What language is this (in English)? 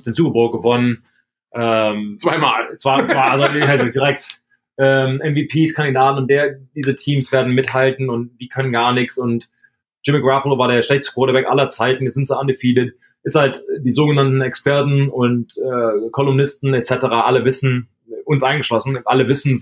German